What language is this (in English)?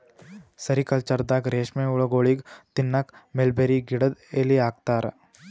Kannada